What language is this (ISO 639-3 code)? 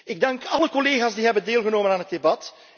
nld